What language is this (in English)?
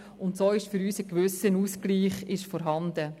Swiss German